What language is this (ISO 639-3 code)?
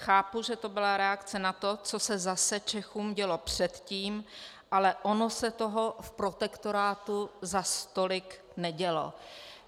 ces